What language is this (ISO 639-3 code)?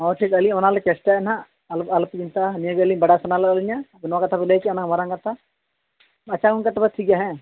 sat